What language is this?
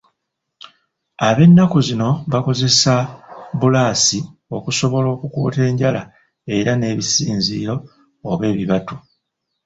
Ganda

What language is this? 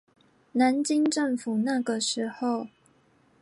Chinese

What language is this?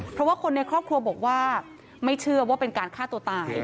Thai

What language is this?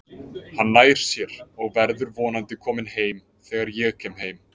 Icelandic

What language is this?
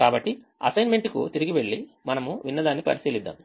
Telugu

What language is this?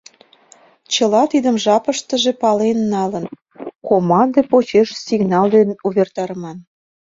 Mari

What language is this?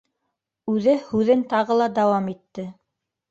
Bashkir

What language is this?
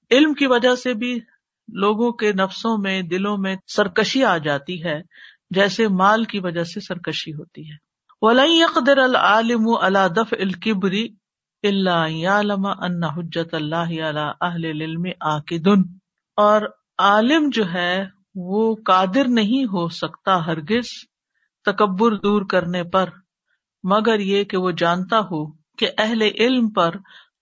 Urdu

